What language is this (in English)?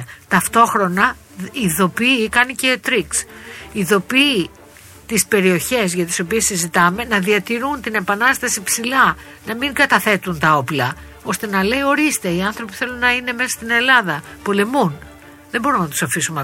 Greek